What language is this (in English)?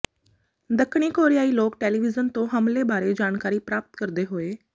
Punjabi